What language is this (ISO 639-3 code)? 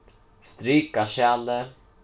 fao